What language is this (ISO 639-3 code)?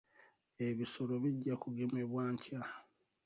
lug